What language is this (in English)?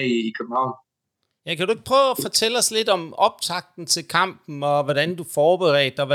Danish